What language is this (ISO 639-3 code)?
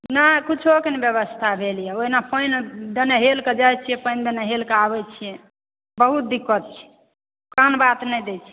mai